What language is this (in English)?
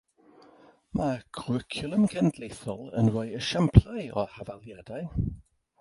Welsh